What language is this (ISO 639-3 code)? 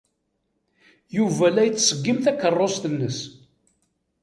kab